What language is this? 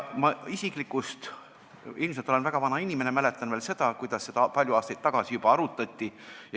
Estonian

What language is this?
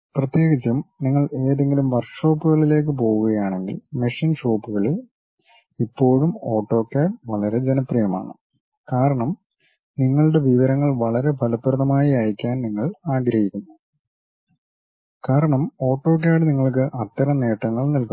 Malayalam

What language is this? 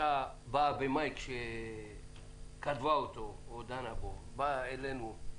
Hebrew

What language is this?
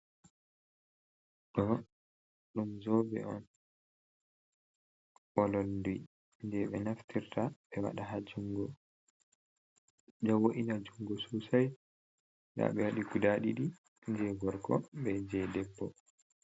Fula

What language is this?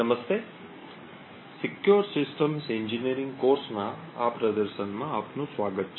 Gujarati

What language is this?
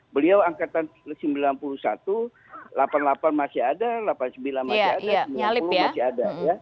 Indonesian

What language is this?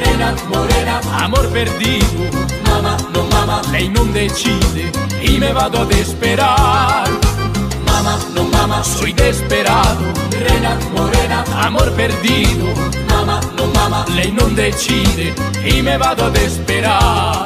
Italian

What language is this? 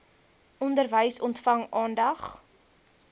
Afrikaans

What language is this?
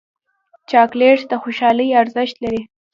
Pashto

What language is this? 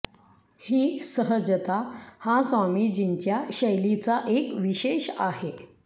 Marathi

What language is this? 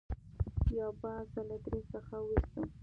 Pashto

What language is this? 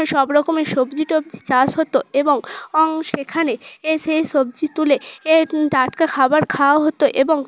Bangla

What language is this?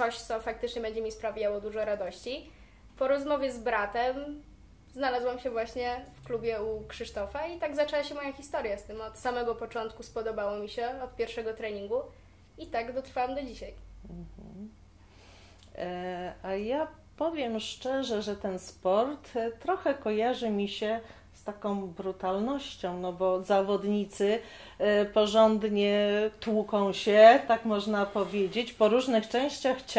Polish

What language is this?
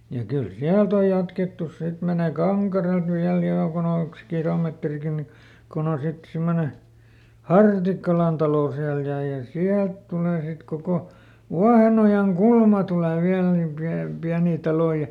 Finnish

